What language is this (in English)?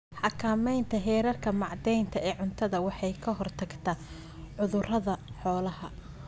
Somali